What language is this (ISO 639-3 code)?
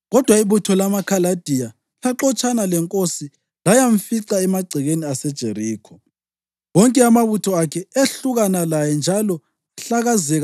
nde